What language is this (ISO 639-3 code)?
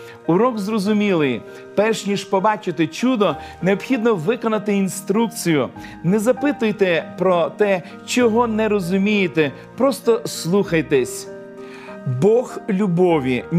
ukr